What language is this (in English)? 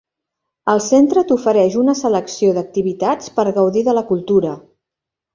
Catalan